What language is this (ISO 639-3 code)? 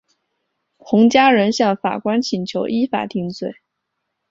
zho